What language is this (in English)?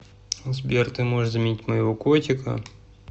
Russian